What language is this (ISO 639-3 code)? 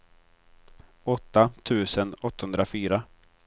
swe